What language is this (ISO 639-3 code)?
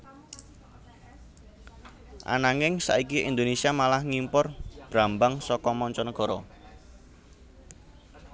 jav